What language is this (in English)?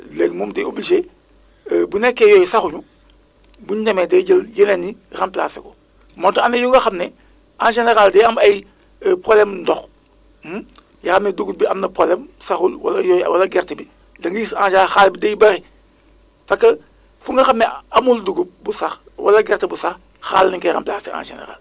Wolof